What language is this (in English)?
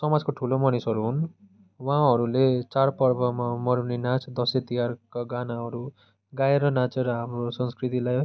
Nepali